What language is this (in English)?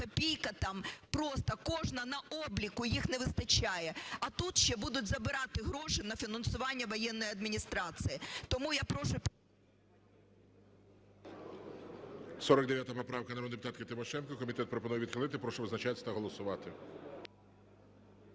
Ukrainian